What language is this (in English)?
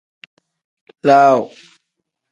Tem